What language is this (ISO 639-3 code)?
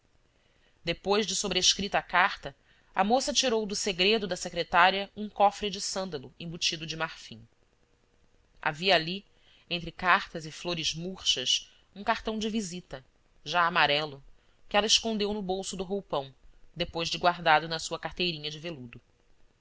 por